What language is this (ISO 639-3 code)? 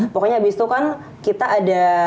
ind